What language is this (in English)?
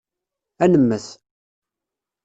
Kabyle